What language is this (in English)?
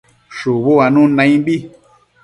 Matsés